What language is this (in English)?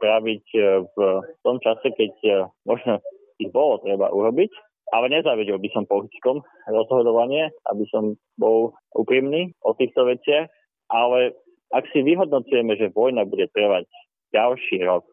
Slovak